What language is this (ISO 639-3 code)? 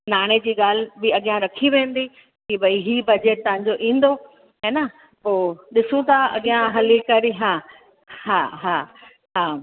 snd